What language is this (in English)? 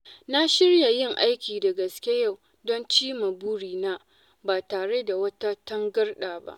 Hausa